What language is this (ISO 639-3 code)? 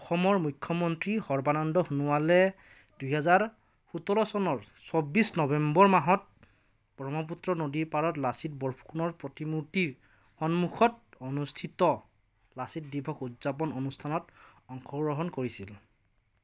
asm